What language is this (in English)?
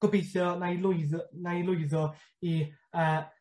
Welsh